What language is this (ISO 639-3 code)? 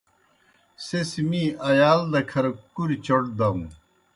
plk